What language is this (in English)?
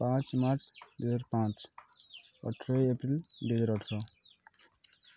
Odia